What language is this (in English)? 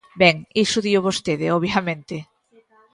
Galician